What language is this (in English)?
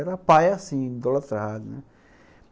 Portuguese